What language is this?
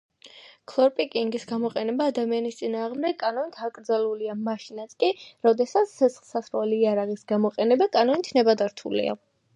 Georgian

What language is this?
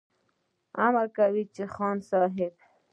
Pashto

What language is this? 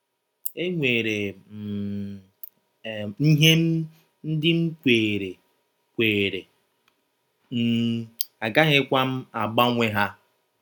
Igbo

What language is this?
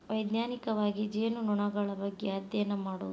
Kannada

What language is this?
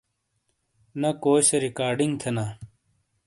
Shina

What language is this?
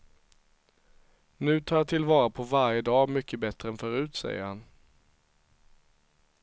Swedish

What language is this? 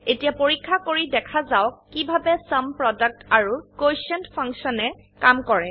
Assamese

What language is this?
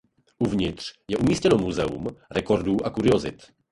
Czech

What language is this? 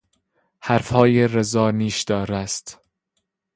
Persian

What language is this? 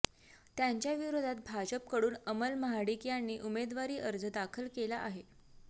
Marathi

